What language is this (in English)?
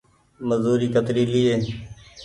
Goaria